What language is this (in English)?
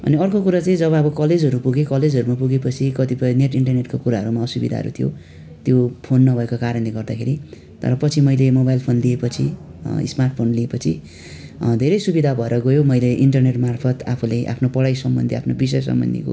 Nepali